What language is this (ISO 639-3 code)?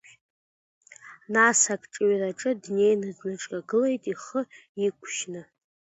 abk